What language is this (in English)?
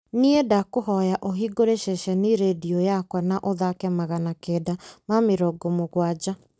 Kikuyu